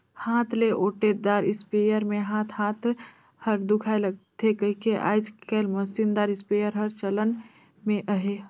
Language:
Chhattisgarhi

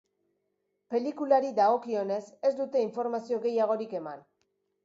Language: Basque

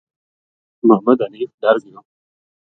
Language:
Gujari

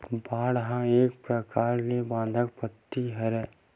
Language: Chhattisgarhi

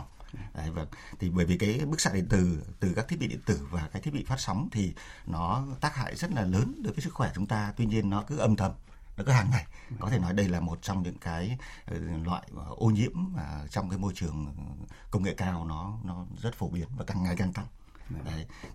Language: Vietnamese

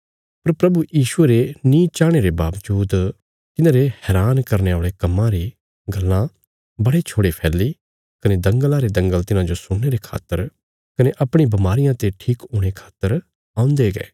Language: Bilaspuri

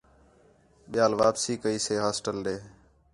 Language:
Khetrani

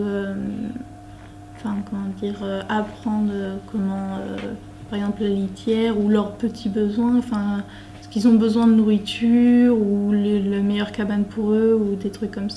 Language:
French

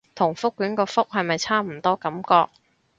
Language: Cantonese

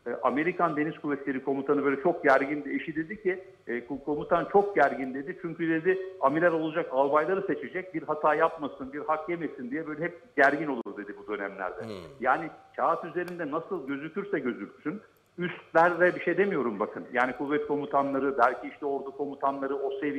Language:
Turkish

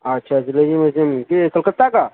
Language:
Urdu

